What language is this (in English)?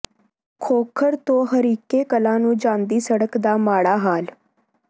Punjabi